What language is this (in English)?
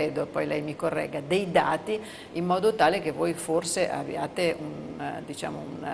Italian